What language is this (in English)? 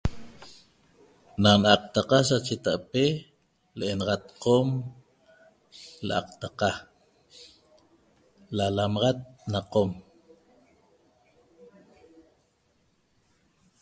Toba